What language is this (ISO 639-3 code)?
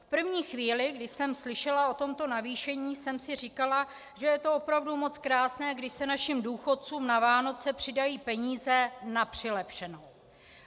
ces